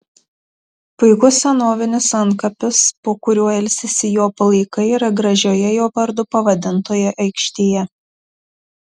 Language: Lithuanian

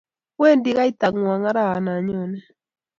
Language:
Kalenjin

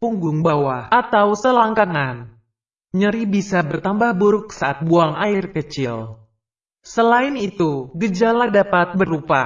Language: Indonesian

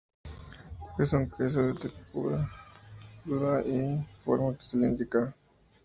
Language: Spanish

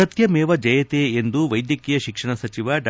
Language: Kannada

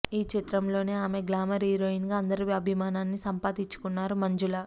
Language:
Telugu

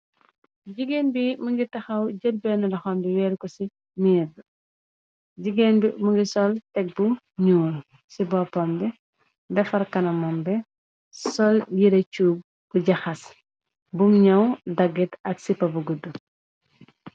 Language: Wolof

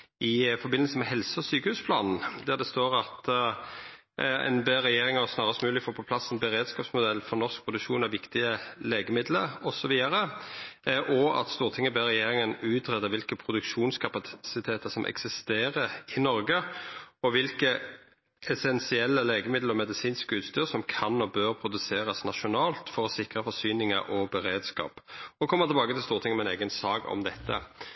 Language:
Norwegian Nynorsk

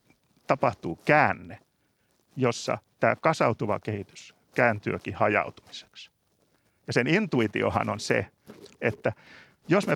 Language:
Finnish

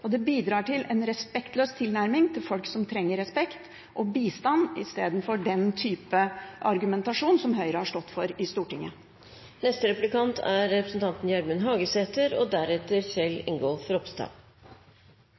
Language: Norwegian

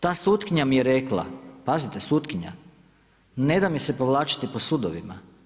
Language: Croatian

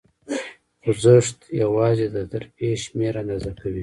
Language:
Pashto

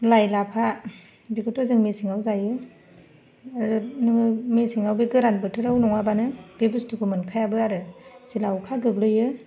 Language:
Bodo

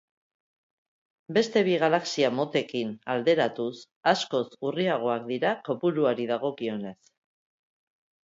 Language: Basque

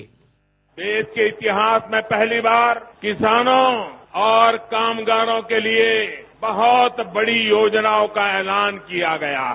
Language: Hindi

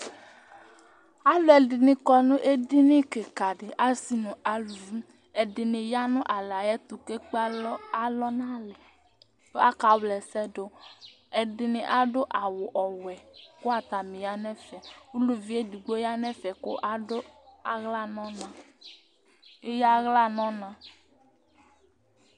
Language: Ikposo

